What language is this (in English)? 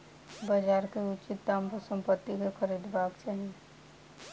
Maithili